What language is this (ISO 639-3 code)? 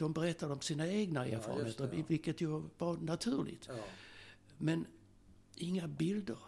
swe